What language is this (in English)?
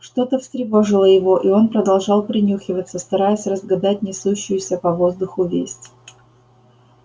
Russian